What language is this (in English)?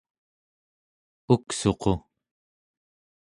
Central Yupik